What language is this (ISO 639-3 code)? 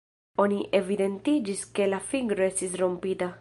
epo